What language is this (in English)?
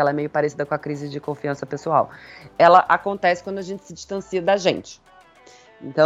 Portuguese